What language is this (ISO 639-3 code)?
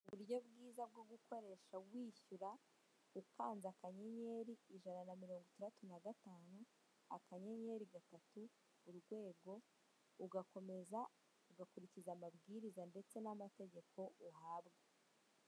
kin